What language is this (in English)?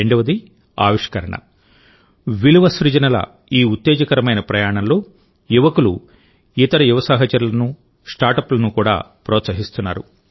Telugu